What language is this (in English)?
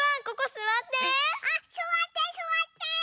Japanese